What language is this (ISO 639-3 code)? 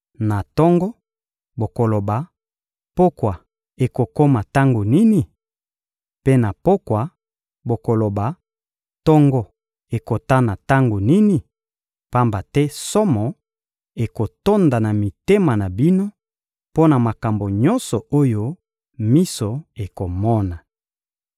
lin